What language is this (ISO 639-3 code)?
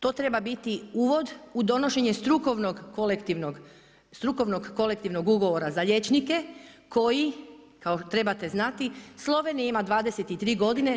hrv